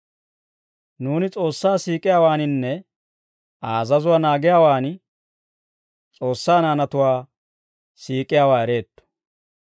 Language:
Dawro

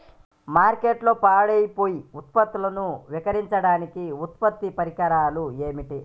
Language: Telugu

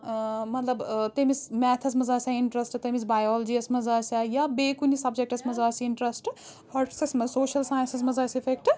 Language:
Kashmiri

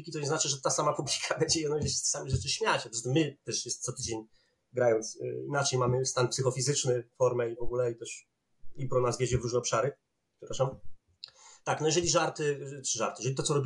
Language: Polish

